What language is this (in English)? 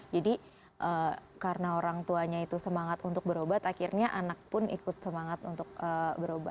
Indonesian